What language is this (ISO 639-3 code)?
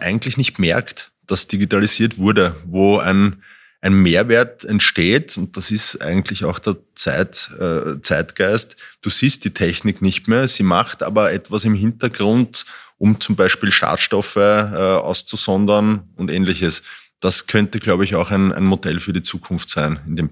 deu